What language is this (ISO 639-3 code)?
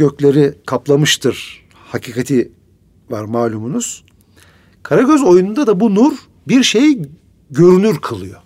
tur